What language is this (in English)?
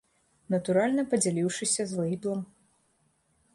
Belarusian